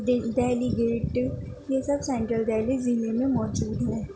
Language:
Urdu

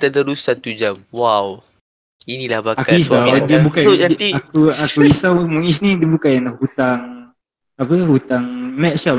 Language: Malay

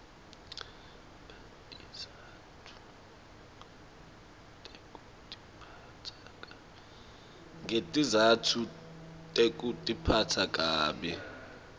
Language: Swati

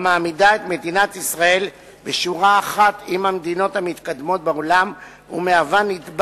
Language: Hebrew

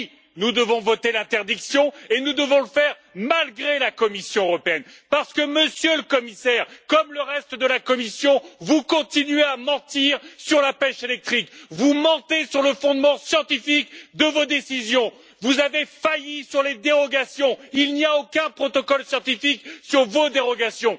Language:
French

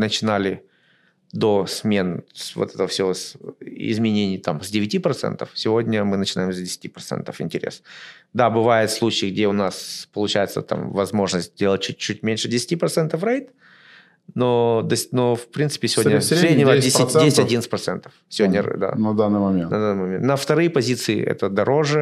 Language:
Russian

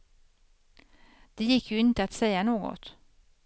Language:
Swedish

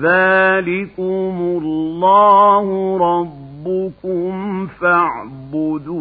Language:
Arabic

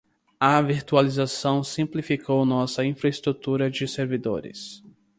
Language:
Portuguese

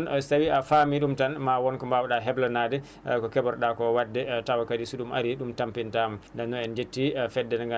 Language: Fula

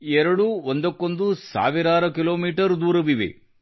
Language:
Kannada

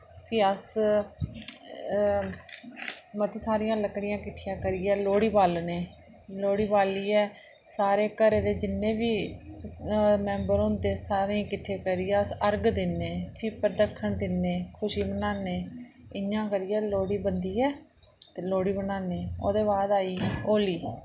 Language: Dogri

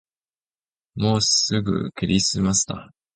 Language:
Japanese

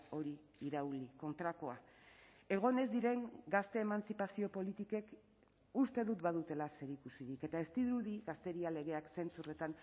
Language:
Basque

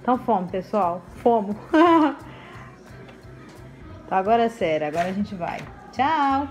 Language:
Portuguese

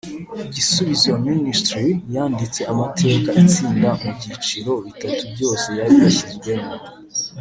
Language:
Kinyarwanda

